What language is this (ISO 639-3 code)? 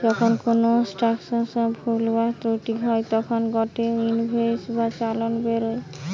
ben